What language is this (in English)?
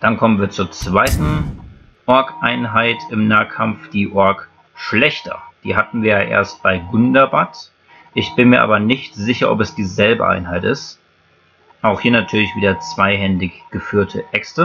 German